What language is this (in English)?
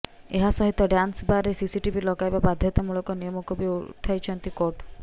Odia